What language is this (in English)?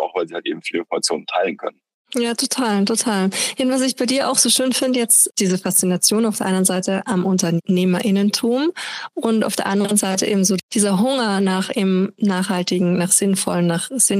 German